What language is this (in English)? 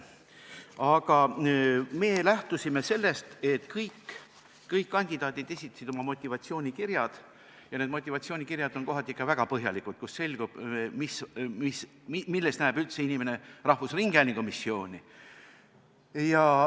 Estonian